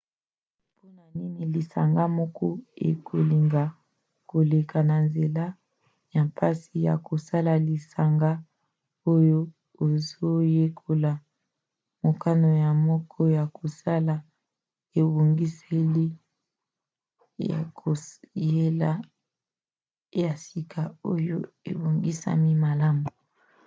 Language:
Lingala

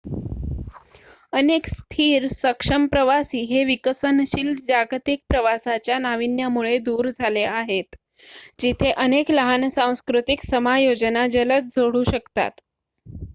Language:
Marathi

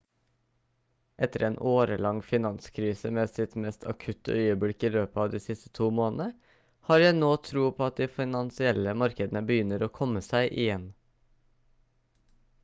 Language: Norwegian Bokmål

